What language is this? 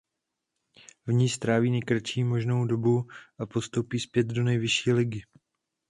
Czech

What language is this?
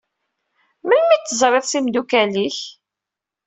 Kabyle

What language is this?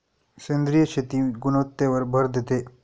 Marathi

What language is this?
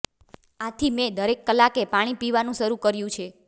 Gujarati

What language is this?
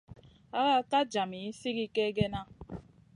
Masana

